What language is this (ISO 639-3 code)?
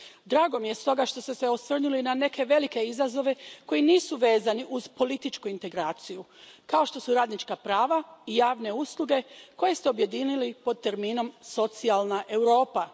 hrv